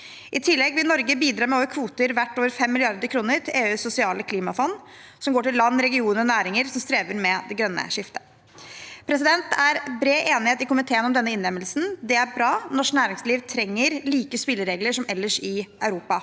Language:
Norwegian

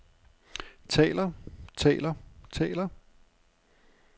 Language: Danish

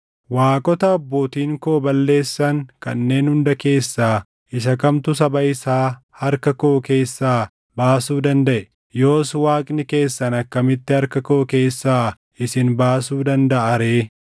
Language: Oromo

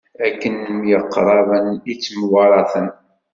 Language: Kabyle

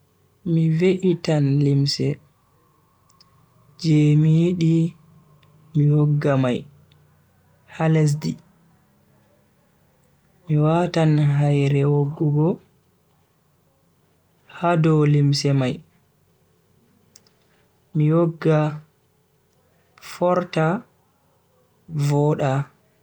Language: Bagirmi Fulfulde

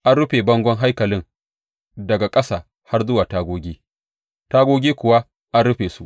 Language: Hausa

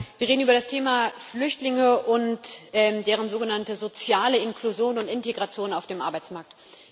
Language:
German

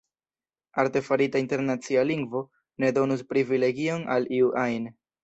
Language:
Esperanto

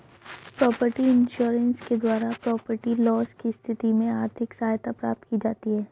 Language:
Hindi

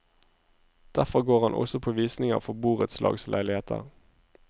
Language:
Norwegian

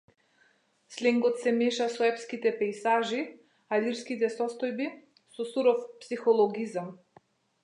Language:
Macedonian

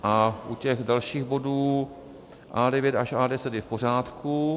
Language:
Czech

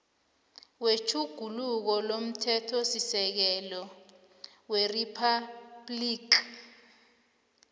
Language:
South Ndebele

